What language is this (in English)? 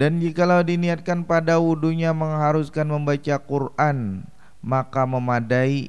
Indonesian